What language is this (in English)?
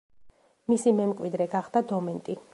Georgian